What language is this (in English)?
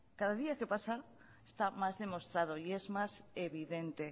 Spanish